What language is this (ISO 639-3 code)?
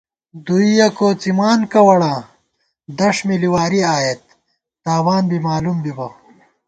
gwt